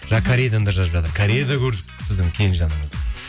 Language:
Kazakh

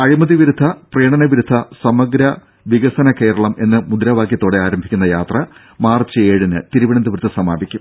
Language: Malayalam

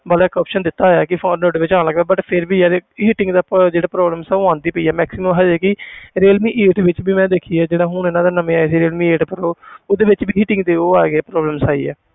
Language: Punjabi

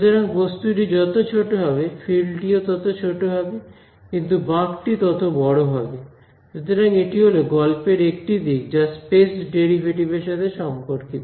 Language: Bangla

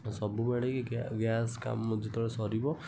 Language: Odia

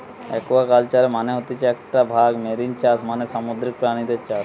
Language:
Bangla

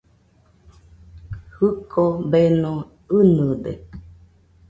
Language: Nüpode Huitoto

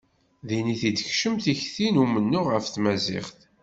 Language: Kabyle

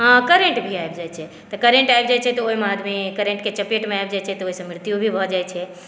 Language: Maithili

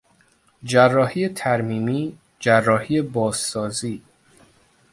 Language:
Persian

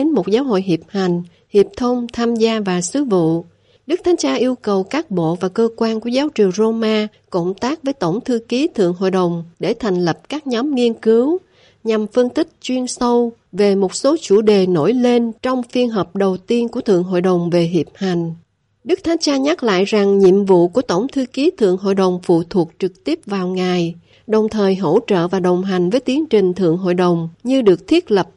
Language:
Vietnamese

